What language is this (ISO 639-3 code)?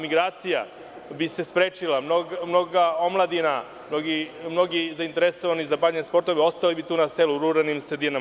srp